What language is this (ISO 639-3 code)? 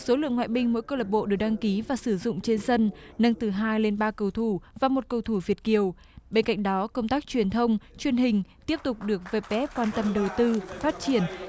vie